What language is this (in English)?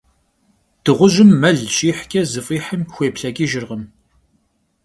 Kabardian